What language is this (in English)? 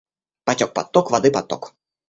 Russian